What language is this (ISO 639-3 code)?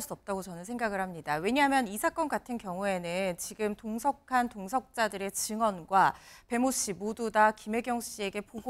kor